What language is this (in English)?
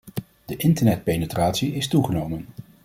Dutch